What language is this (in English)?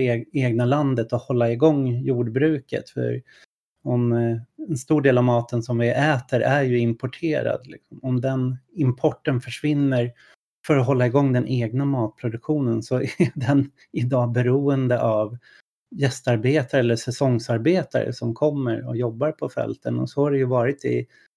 Swedish